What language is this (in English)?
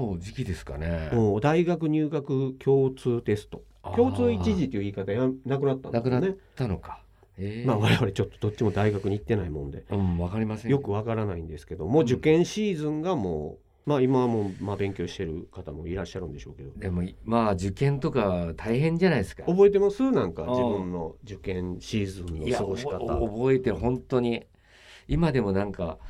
Japanese